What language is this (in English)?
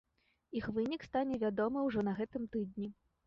Belarusian